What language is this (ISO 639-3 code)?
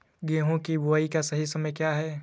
hin